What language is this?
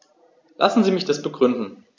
German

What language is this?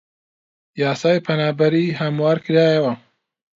Central Kurdish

